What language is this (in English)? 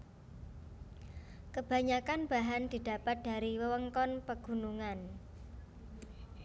Javanese